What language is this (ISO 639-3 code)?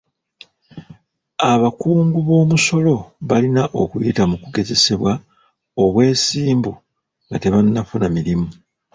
lug